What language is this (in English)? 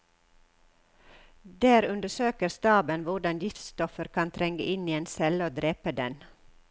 Norwegian